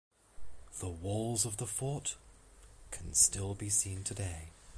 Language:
English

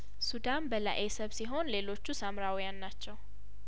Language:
Amharic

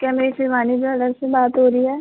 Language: Hindi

